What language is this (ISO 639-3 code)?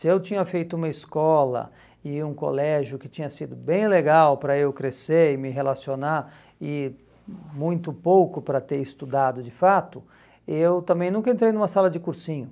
por